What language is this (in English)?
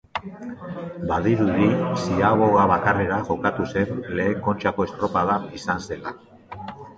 Basque